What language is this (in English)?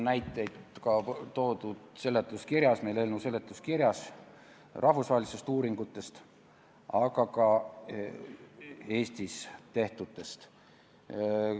Estonian